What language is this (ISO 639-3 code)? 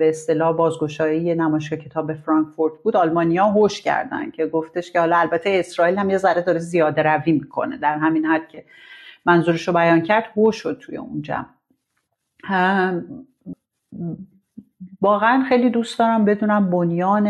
fas